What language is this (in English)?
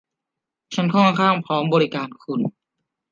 Thai